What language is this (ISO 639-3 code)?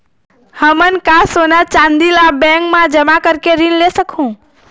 hne